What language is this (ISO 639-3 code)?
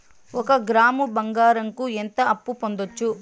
tel